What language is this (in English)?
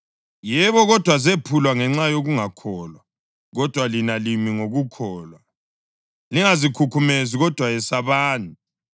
North Ndebele